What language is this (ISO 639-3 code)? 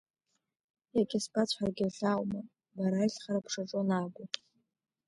abk